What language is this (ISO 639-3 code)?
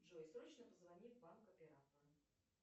rus